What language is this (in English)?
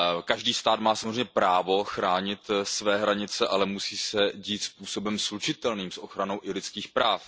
Czech